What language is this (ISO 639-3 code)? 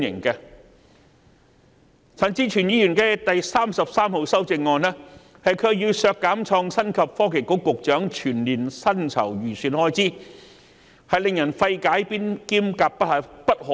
yue